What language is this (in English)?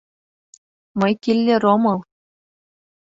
Mari